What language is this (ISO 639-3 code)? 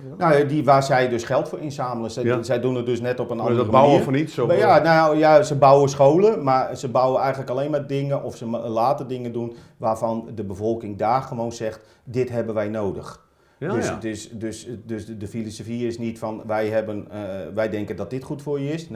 nld